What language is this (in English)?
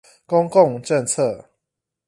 Chinese